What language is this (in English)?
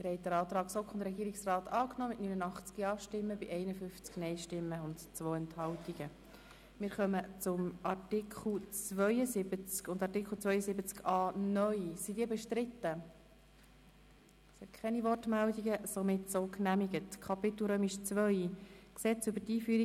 Swiss German